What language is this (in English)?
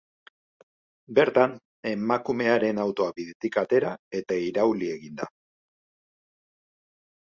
Basque